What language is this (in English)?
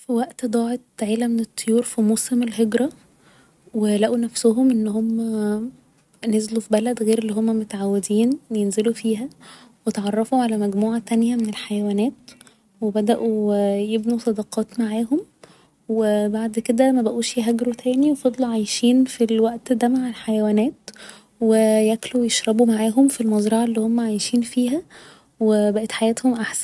Egyptian Arabic